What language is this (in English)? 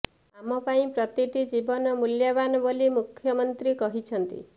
Odia